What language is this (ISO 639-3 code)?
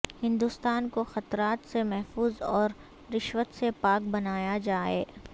urd